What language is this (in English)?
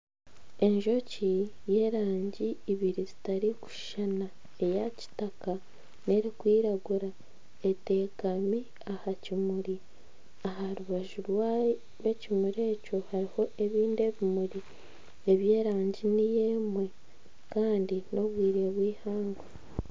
Nyankole